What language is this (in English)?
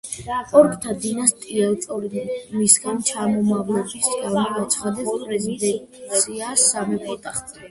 Georgian